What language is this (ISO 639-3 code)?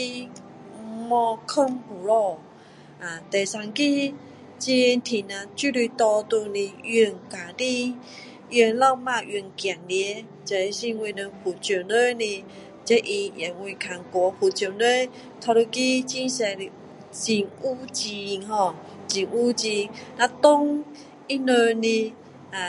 cdo